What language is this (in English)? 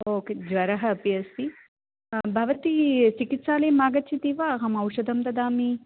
Sanskrit